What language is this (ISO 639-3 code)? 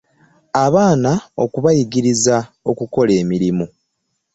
lug